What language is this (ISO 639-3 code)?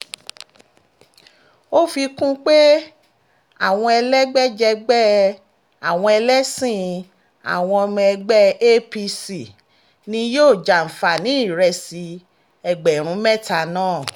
yor